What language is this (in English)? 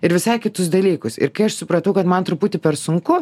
Lithuanian